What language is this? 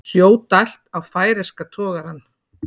Icelandic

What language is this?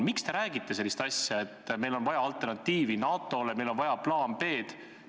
Estonian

